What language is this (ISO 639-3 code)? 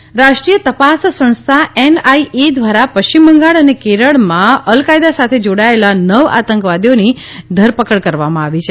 guj